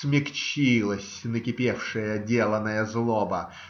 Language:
Russian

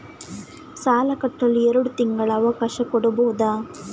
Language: Kannada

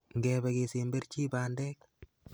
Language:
Kalenjin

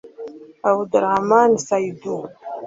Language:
Kinyarwanda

